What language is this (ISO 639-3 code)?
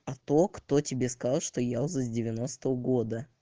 rus